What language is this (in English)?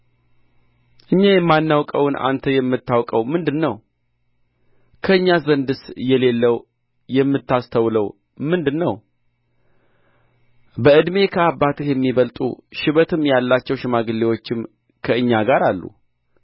Amharic